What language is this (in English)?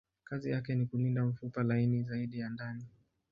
Swahili